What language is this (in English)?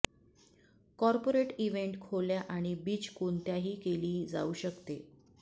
Marathi